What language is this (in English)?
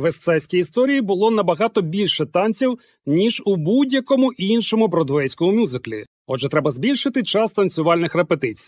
Ukrainian